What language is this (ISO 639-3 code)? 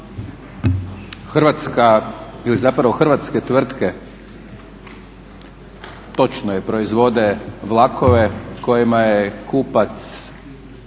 hrv